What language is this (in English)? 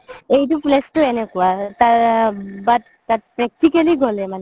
Assamese